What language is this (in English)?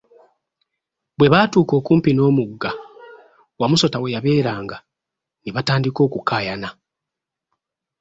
Ganda